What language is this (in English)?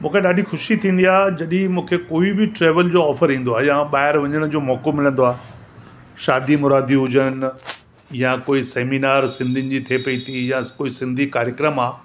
Sindhi